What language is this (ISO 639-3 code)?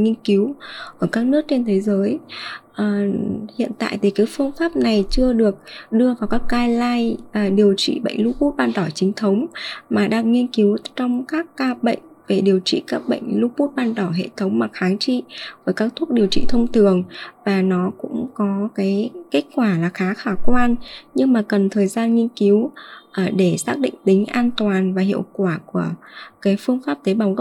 vie